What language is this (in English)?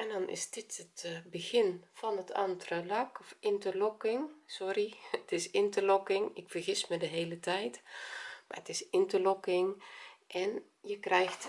Dutch